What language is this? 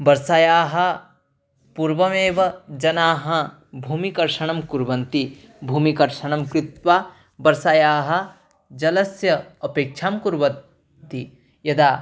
Sanskrit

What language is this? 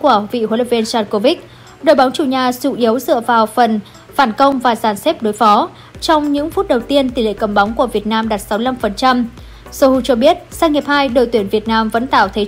Vietnamese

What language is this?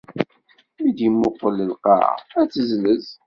Kabyle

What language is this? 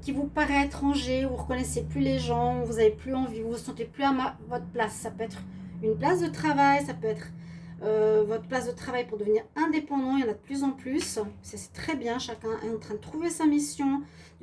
French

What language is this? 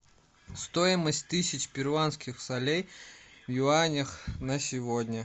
Russian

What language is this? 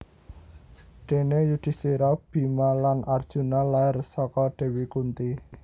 Javanese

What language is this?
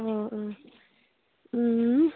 Manipuri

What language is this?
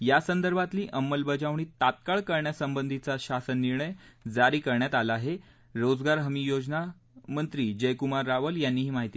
Marathi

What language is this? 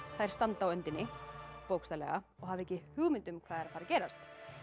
Icelandic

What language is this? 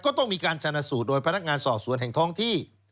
Thai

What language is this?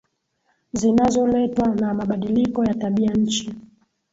Swahili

